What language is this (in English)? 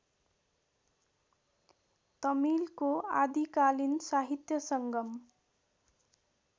Nepali